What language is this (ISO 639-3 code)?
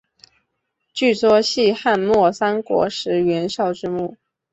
zho